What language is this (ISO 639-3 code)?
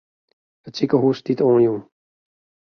fry